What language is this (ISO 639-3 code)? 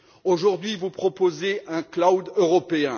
fra